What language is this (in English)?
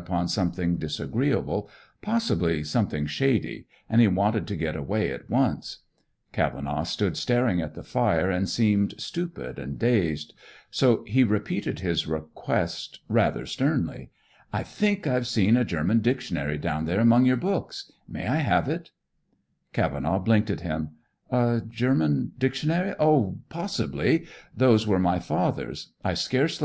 English